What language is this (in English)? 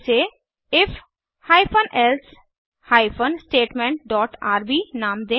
Hindi